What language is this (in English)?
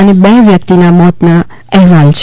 Gujarati